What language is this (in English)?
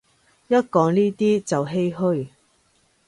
Cantonese